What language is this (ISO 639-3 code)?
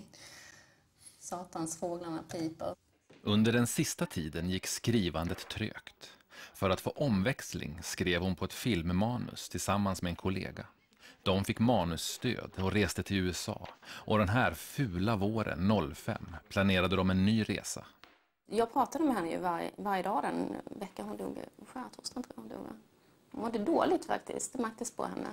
swe